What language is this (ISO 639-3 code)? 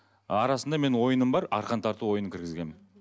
kaz